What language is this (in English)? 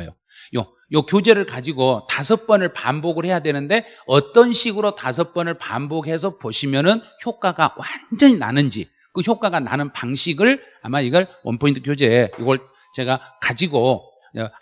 Korean